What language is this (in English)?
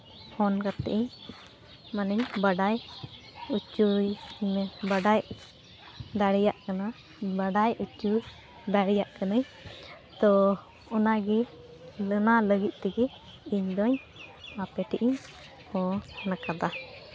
Santali